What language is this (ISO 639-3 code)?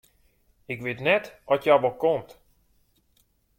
fry